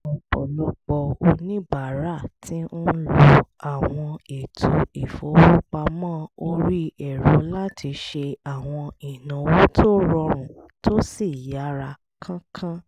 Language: Yoruba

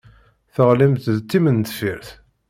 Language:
Kabyle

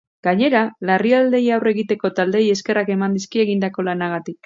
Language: Basque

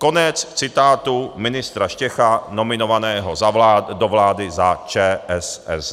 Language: Czech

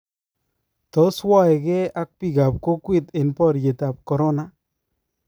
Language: Kalenjin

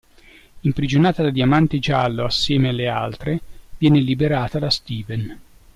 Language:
Italian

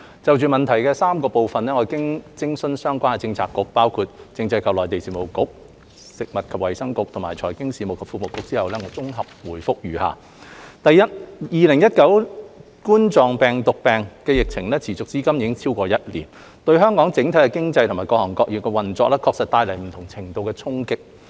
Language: Cantonese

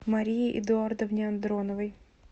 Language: Russian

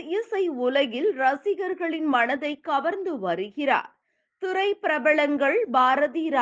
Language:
Tamil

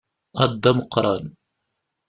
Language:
Kabyle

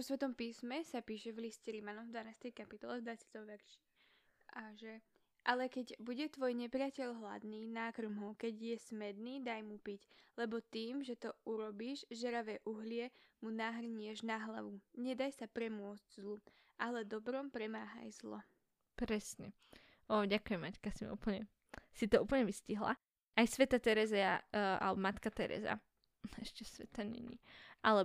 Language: Slovak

